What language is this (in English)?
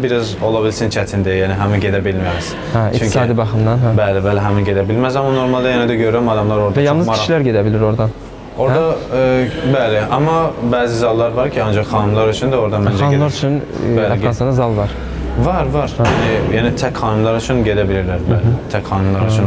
Turkish